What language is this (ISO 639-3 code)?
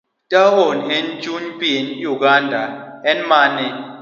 luo